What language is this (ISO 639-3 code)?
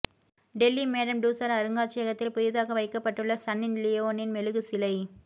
tam